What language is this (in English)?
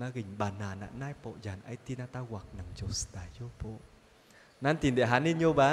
Filipino